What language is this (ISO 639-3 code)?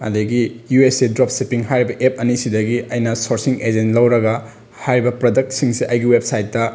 mni